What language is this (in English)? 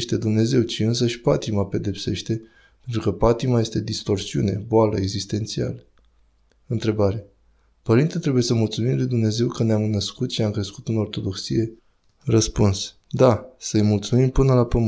Romanian